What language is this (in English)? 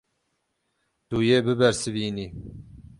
Kurdish